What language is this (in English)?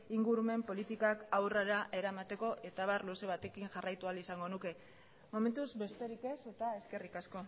Basque